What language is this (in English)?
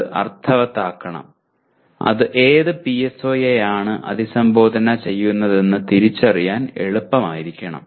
Malayalam